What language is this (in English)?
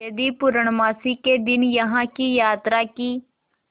Hindi